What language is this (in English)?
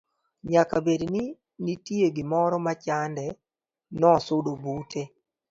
Luo (Kenya and Tanzania)